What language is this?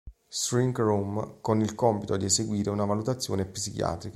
Italian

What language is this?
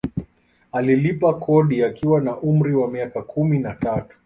Swahili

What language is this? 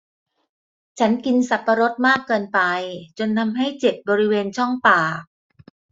Thai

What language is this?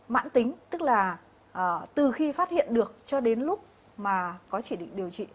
Vietnamese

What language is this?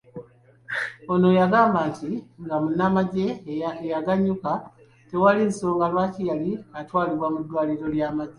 Ganda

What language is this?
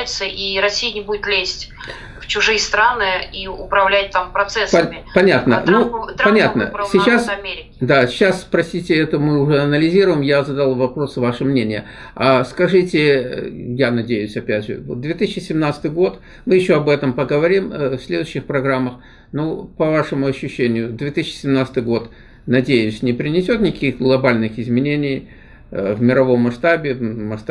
Russian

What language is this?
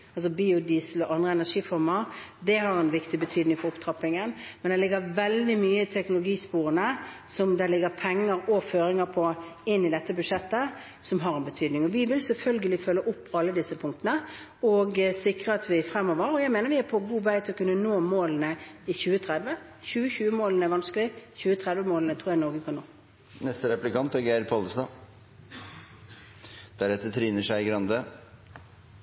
Norwegian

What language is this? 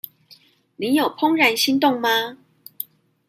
Chinese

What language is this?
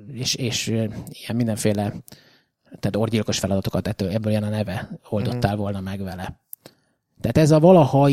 Hungarian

